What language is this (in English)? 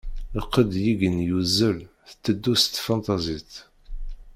Kabyle